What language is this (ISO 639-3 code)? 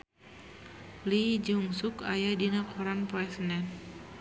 sun